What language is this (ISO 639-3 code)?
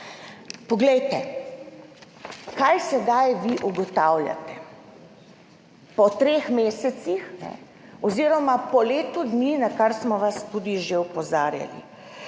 slv